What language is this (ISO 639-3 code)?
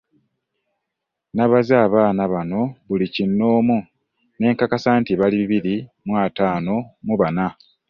lug